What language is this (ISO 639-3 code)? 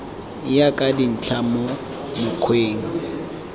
tsn